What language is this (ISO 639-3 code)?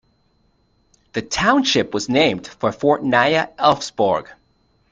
eng